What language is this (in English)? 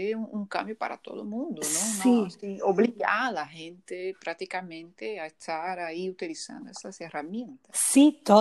Spanish